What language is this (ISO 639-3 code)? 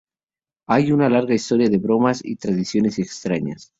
spa